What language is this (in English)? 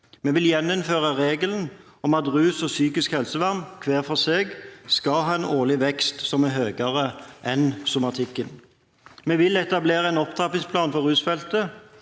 Norwegian